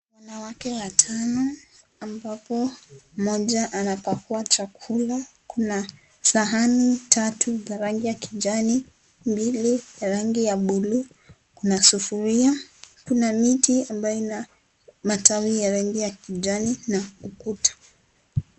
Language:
Swahili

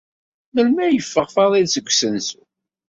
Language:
Kabyle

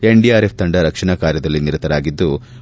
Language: Kannada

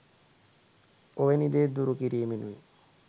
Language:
Sinhala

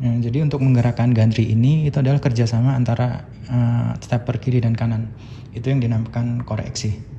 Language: Indonesian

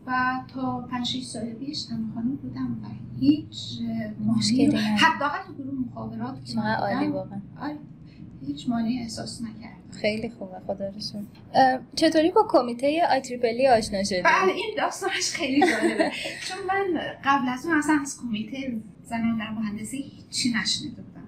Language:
Persian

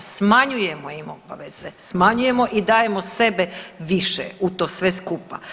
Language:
Croatian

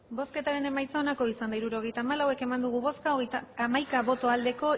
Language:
Basque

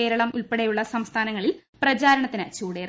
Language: Malayalam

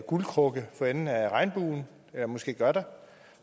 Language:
Danish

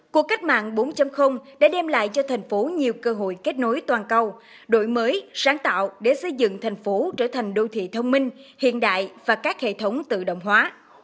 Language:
Vietnamese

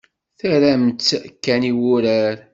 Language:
Kabyle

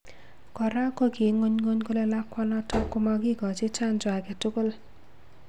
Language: Kalenjin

